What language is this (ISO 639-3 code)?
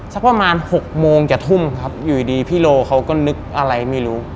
tha